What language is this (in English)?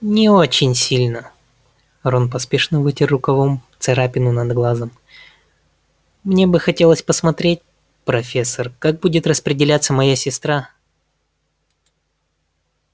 Russian